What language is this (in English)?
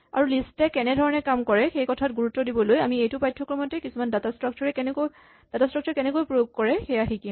Assamese